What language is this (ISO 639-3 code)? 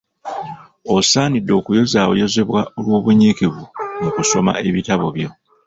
lug